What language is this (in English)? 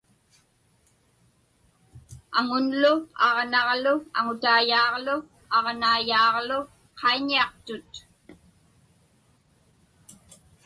Inupiaq